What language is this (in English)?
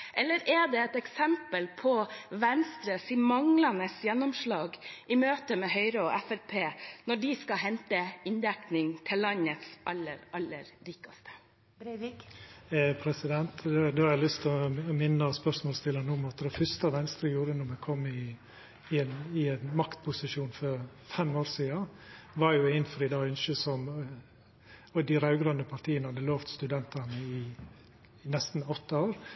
Norwegian